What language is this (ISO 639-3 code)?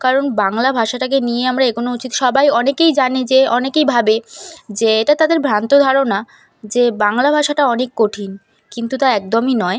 ben